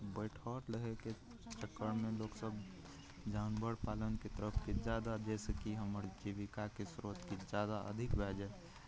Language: Maithili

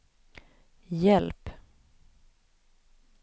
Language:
Swedish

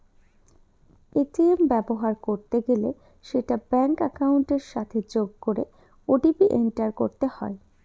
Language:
Bangla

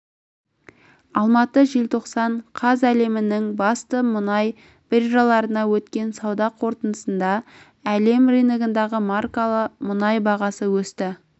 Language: Kazakh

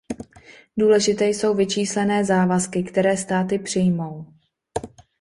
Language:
Czech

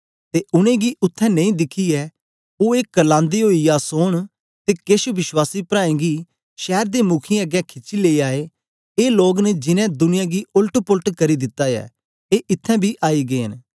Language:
Dogri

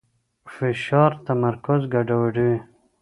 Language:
Pashto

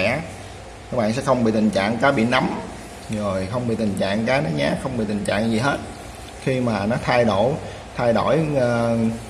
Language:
Vietnamese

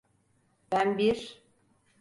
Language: Turkish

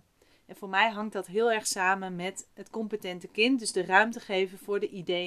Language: Dutch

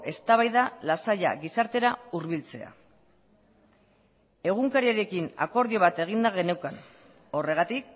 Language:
Basque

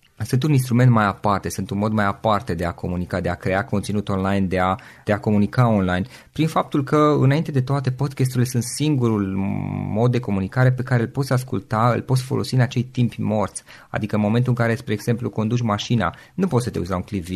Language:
Romanian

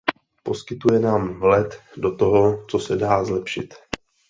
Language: Czech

